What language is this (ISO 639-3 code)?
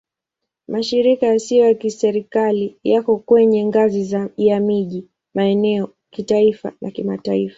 swa